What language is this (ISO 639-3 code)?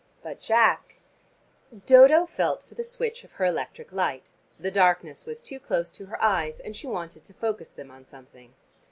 eng